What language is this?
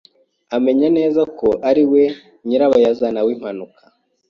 Kinyarwanda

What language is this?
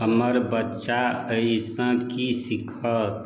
Maithili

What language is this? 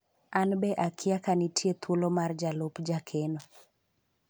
Luo (Kenya and Tanzania)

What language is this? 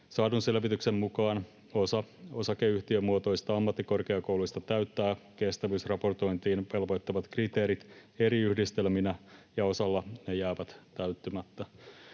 Finnish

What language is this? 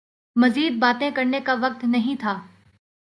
Urdu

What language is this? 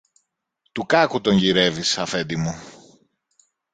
Greek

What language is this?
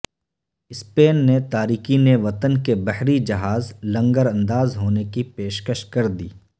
Urdu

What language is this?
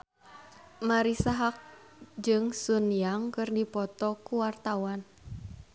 Sundanese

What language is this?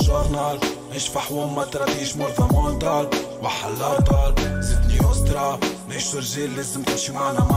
Arabic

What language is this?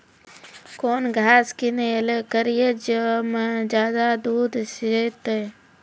Maithili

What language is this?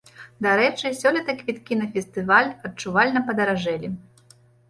Belarusian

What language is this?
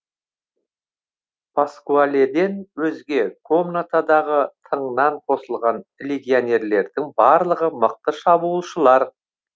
Kazakh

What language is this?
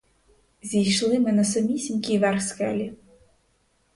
Ukrainian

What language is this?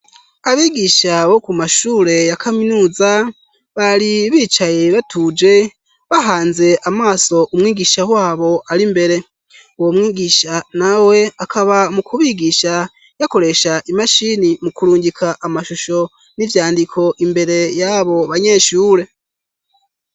Rundi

